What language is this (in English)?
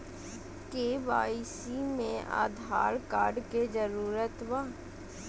Magahi